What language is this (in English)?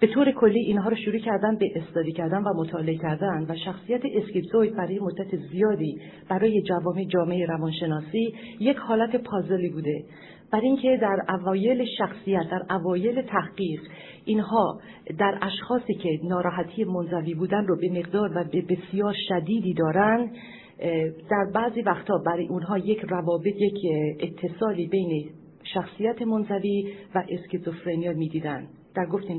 Persian